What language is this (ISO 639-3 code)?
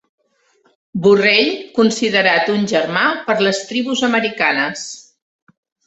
cat